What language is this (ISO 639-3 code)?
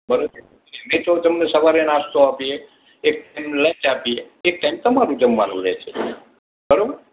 guj